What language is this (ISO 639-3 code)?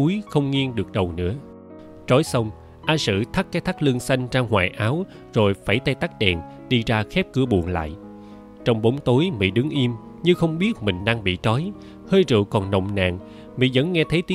vie